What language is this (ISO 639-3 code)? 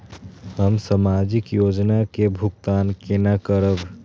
mai